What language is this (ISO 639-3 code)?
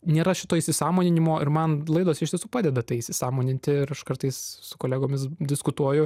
lit